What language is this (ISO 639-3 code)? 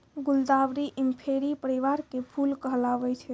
mai